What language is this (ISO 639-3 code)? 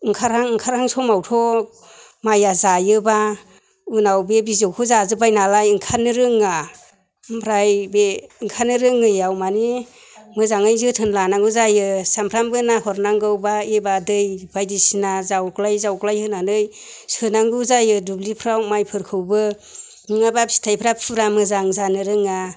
brx